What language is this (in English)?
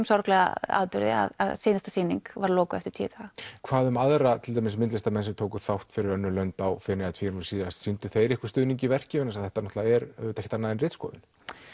Icelandic